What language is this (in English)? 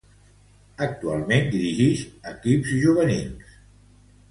Catalan